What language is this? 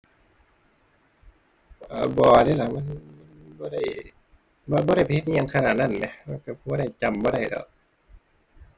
Thai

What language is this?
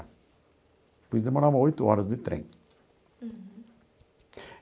Portuguese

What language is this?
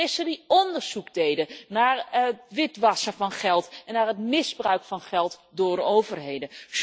Dutch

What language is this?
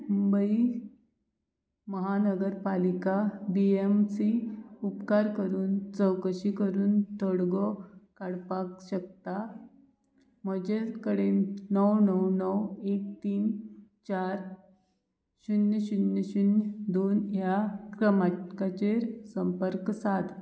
Konkani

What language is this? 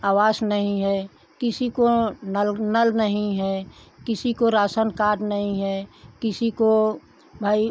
Hindi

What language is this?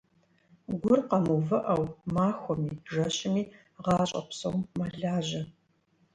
Kabardian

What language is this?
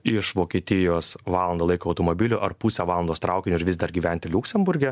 Lithuanian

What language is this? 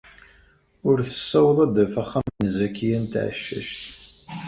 Kabyle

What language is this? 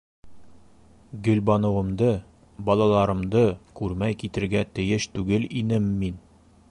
Bashkir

